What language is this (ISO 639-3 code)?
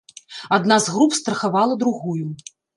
bel